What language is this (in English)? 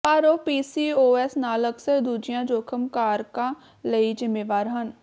Punjabi